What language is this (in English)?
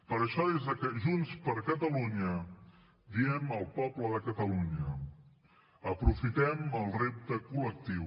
Catalan